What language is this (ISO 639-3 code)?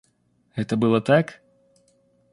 rus